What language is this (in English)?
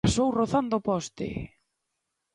Galician